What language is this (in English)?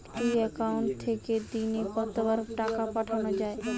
Bangla